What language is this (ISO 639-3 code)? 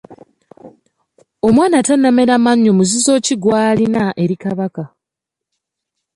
lug